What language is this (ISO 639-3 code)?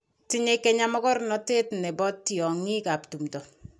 kln